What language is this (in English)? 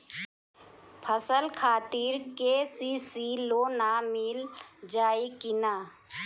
Bhojpuri